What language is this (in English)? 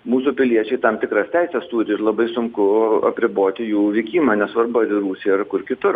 Lithuanian